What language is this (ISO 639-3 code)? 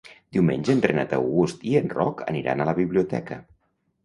cat